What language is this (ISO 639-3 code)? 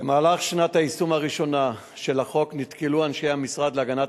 heb